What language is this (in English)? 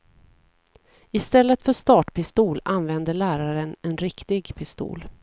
Swedish